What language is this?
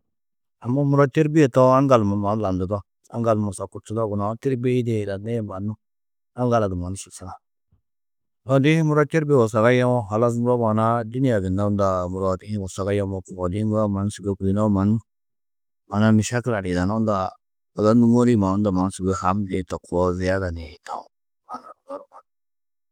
Tedaga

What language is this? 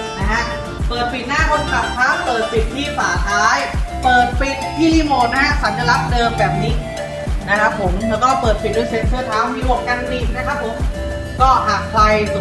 Thai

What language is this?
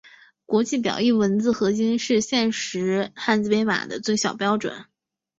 Chinese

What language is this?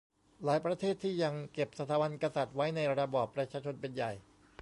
Thai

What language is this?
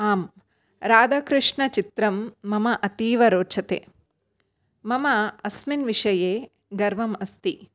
Sanskrit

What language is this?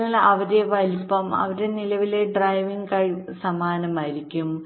Malayalam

